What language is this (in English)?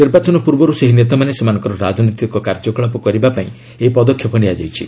Odia